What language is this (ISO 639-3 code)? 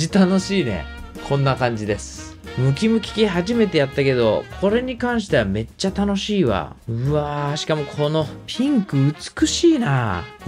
jpn